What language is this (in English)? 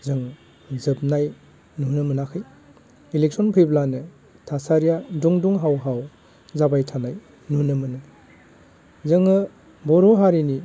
Bodo